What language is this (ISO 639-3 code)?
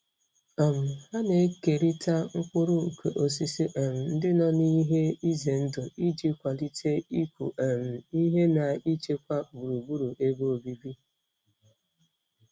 ibo